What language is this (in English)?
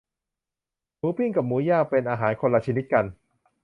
Thai